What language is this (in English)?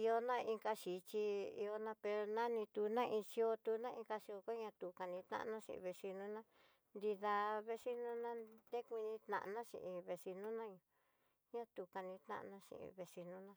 Tidaá Mixtec